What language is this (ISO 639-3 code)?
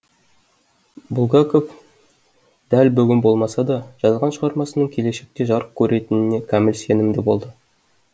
kaz